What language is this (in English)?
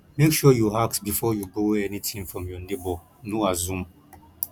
Nigerian Pidgin